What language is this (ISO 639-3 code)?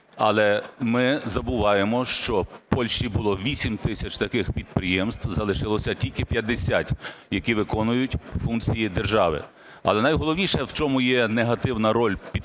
ukr